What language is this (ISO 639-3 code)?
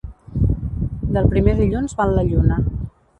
cat